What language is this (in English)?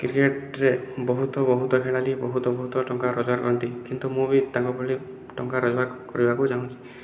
Odia